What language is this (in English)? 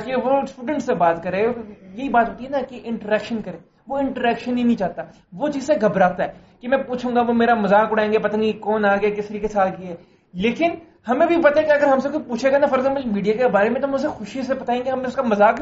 Urdu